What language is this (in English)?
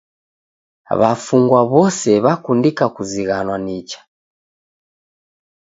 Taita